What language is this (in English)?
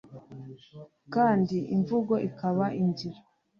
Kinyarwanda